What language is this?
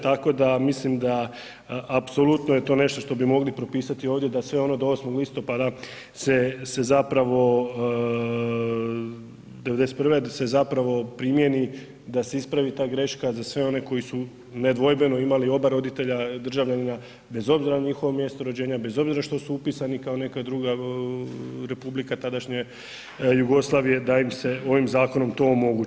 Croatian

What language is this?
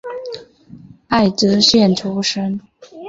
Chinese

